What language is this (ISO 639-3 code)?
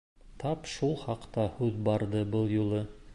bak